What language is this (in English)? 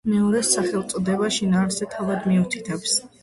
Georgian